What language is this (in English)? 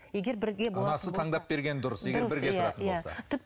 Kazakh